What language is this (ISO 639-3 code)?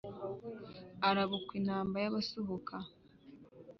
kin